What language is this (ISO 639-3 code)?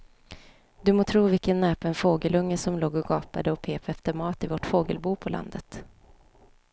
swe